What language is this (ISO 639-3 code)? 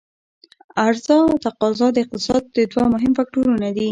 pus